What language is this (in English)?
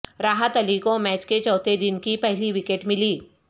Urdu